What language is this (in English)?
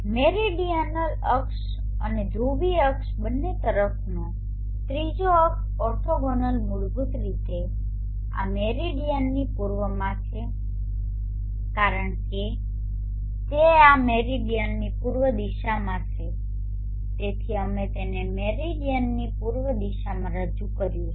Gujarati